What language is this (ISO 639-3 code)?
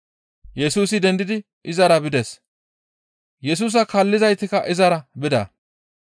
gmv